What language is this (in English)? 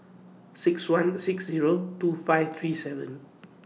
English